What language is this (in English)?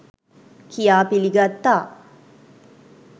Sinhala